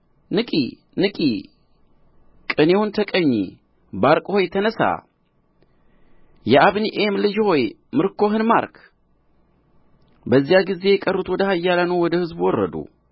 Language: Amharic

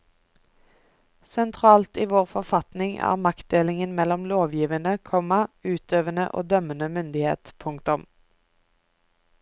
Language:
Norwegian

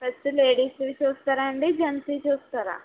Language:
Telugu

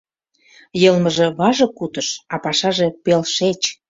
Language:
Mari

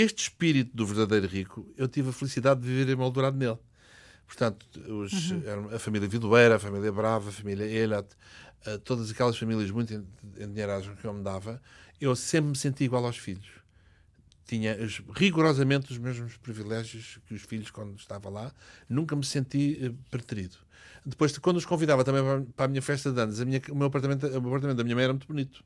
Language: Portuguese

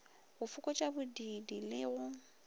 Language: Northern Sotho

